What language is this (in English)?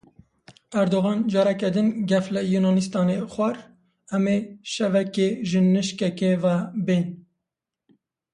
Kurdish